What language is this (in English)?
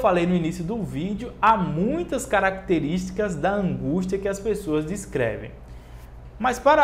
Portuguese